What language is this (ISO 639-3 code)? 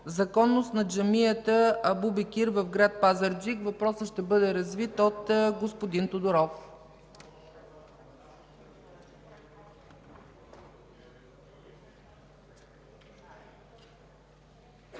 bul